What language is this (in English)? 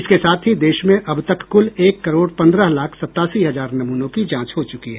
Hindi